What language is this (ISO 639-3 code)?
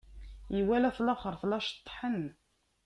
kab